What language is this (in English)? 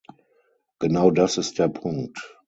German